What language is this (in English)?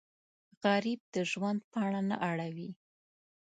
Pashto